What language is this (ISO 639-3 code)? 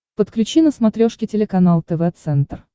rus